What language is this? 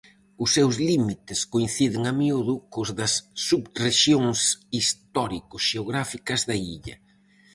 Galician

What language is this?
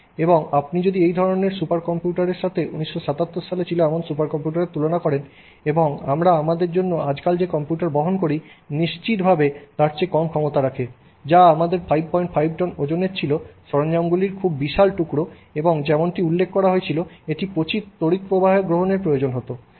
Bangla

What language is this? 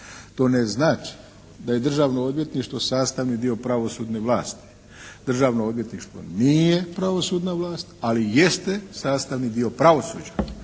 Croatian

